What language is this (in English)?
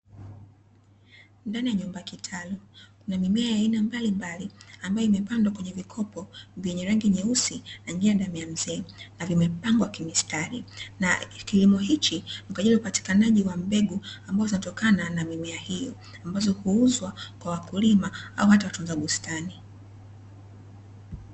Swahili